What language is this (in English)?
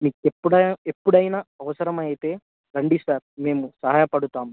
Telugu